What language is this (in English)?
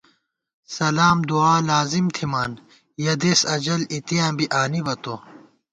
Gawar-Bati